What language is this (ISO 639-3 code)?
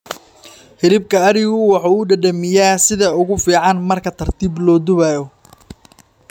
som